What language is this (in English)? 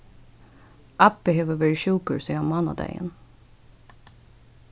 Faroese